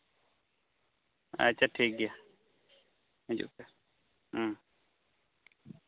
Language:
Santali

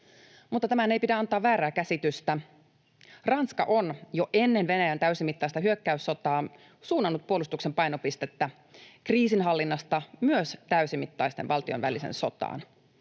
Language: Finnish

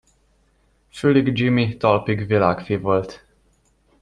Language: Hungarian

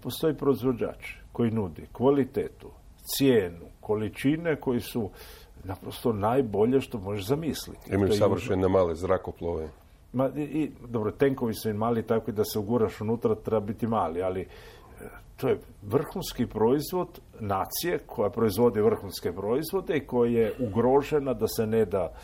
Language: Croatian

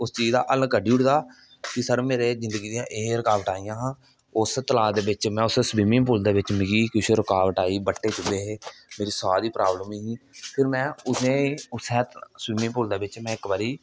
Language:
Dogri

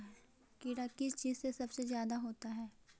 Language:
Magahi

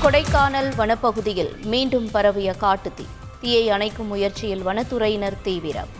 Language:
Tamil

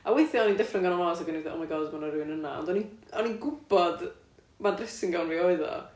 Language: Welsh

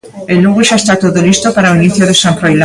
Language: Galician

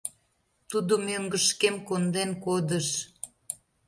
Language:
Mari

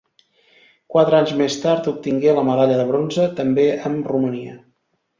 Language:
Catalan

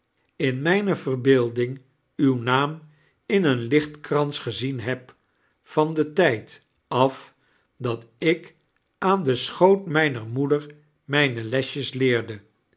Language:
Dutch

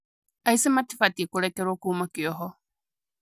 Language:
Kikuyu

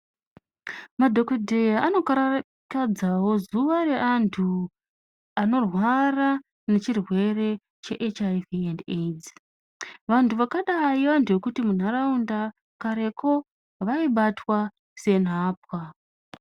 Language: Ndau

